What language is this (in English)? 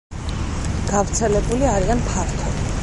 Georgian